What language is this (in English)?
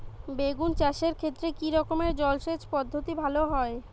Bangla